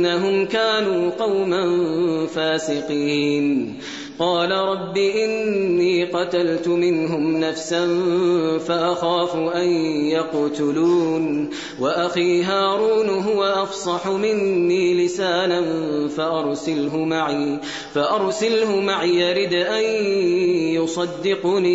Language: Arabic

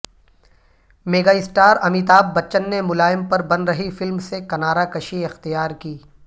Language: Urdu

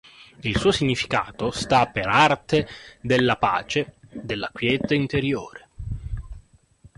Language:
Italian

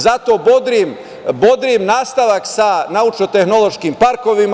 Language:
Serbian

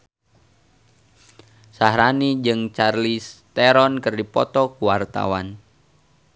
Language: Sundanese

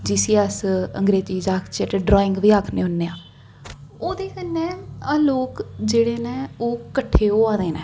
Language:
Dogri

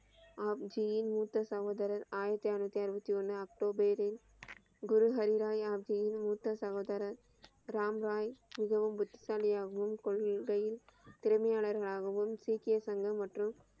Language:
Tamil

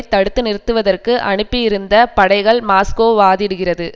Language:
Tamil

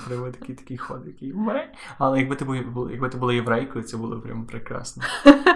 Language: Ukrainian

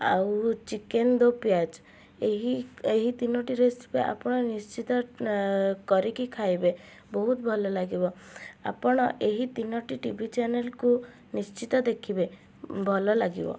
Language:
Odia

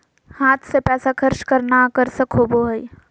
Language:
Magahi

